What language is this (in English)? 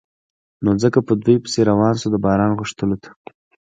Pashto